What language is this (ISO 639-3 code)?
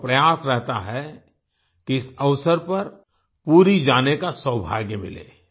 hin